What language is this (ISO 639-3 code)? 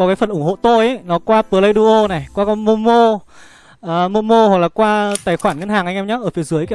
vie